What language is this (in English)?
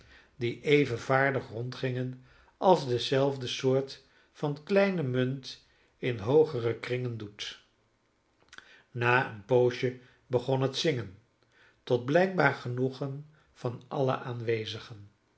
Dutch